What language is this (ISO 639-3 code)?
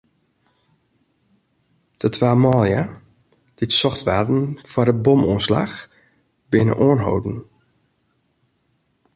fry